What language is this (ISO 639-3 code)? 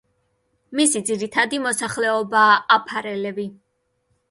kat